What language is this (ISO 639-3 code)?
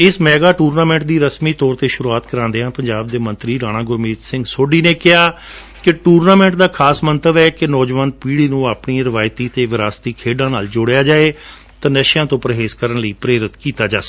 pan